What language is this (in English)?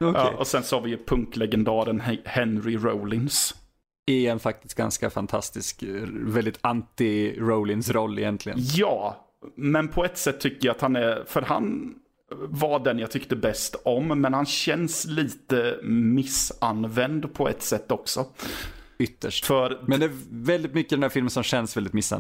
Swedish